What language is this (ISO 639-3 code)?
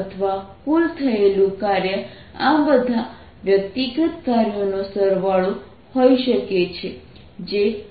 guj